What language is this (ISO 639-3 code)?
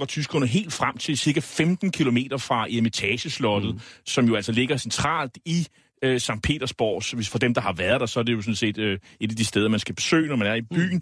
dan